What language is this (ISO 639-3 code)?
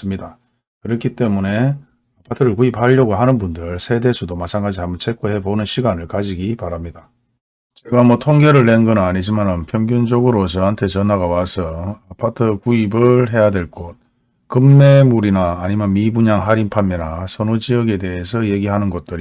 kor